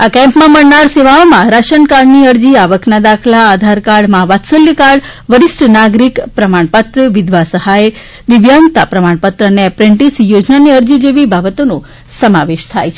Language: Gujarati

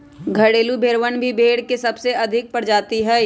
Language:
Magahi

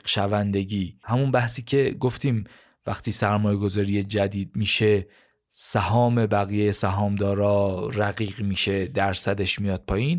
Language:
Persian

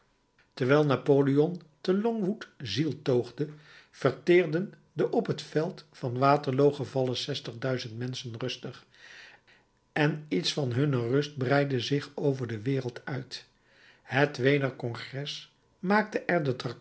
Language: Dutch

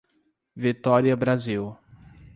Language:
Portuguese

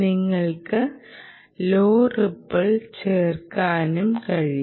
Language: Malayalam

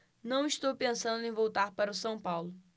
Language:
Portuguese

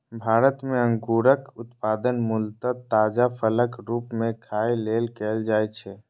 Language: Maithili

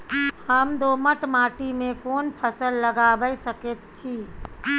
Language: Maithili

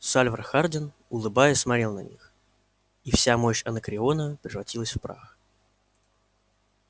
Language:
Russian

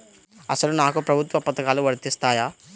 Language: Telugu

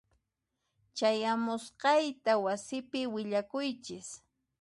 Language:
Puno Quechua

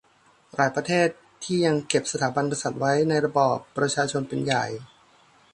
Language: Thai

